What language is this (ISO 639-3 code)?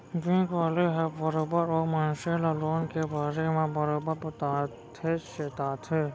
hne